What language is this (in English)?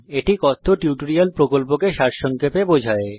Bangla